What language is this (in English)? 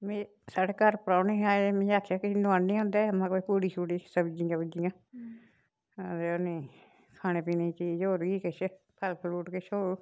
Dogri